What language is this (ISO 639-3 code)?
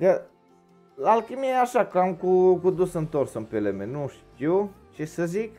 ron